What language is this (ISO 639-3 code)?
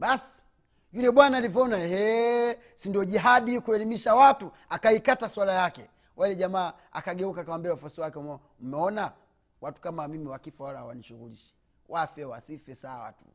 swa